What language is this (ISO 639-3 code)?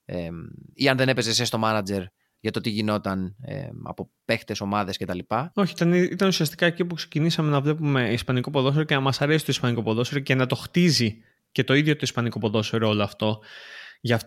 ell